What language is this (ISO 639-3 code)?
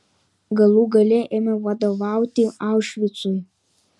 lit